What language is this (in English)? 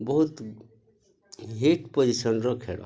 Odia